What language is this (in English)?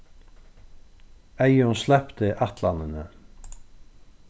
Faroese